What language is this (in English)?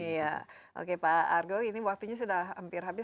Indonesian